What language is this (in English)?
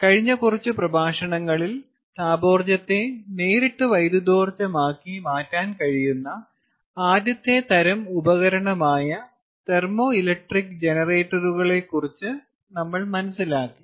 Malayalam